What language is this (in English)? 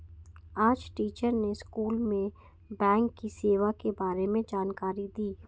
Hindi